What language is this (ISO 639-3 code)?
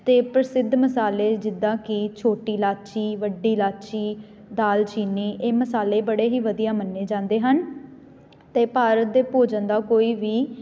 pan